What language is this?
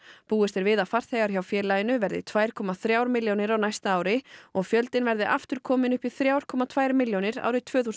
Icelandic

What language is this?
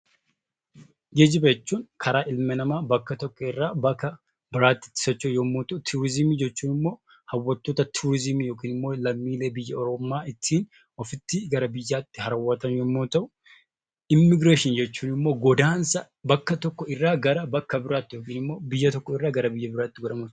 Oromo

